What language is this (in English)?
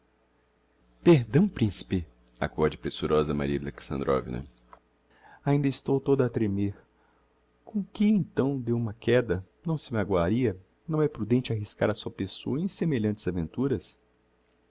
Portuguese